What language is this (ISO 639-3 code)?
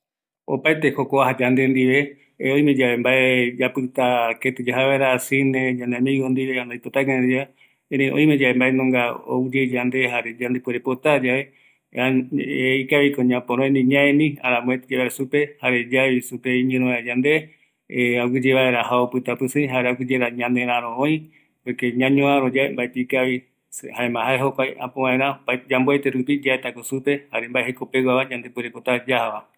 gui